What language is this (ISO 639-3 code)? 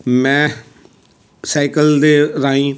pan